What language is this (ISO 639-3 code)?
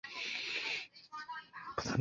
zho